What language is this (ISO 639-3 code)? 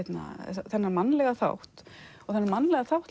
isl